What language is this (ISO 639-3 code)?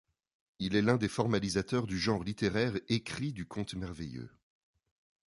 fra